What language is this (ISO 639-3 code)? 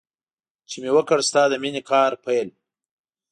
pus